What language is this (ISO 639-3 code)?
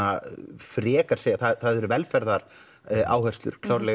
isl